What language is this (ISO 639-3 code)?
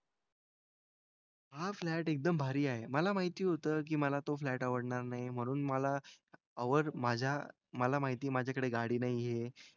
mar